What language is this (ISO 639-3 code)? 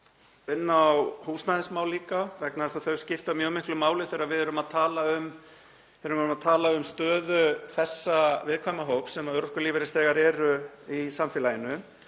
isl